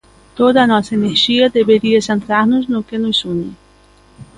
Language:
Galician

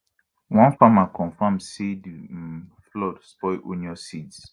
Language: Nigerian Pidgin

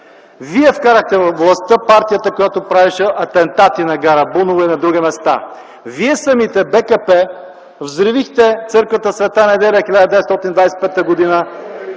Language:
Bulgarian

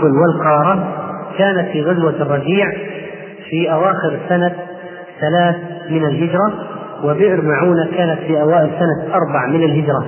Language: Arabic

